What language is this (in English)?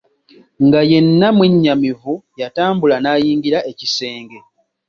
Ganda